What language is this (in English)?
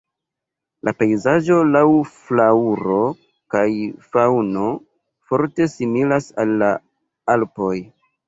Esperanto